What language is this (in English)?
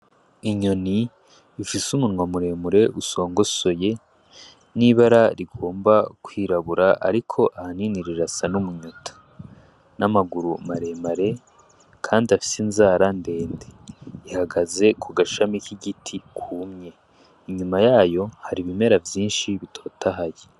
Rundi